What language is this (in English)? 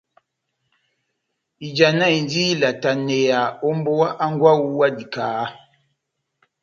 Batanga